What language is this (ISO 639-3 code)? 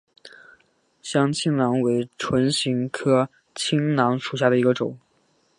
zho